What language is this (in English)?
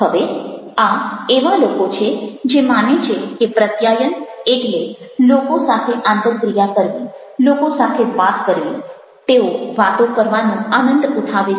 Gujarati